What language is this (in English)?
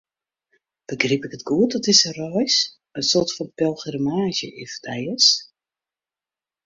Western Frisian